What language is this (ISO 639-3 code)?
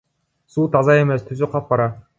kir